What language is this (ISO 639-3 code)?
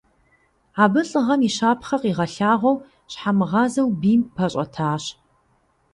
kbd